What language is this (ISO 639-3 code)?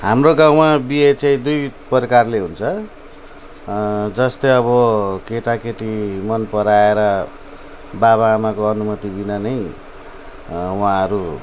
nep